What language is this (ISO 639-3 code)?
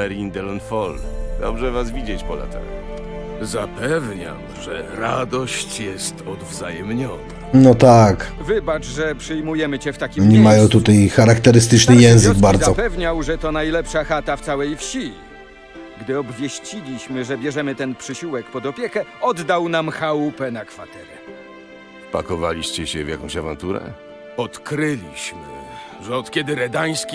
pol